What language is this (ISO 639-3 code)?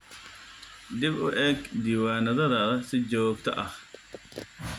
som